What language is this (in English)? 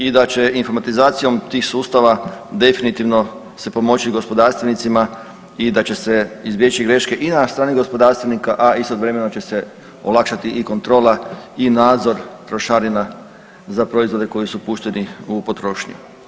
Croatian